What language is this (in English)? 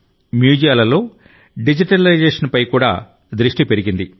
Telugu